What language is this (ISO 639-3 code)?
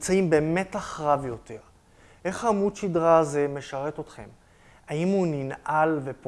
heb